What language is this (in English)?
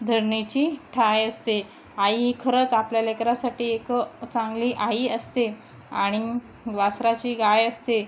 Marathi